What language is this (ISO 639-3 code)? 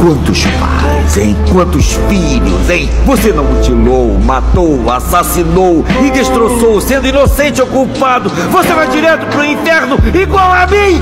por